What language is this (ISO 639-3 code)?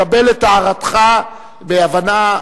heb